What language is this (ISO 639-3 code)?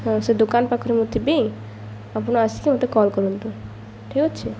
ori